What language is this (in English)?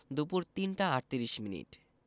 Bangla